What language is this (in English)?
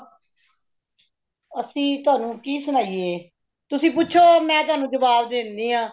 Punjabi